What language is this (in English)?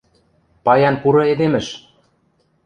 Western Mari